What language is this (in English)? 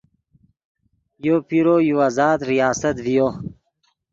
Yidgha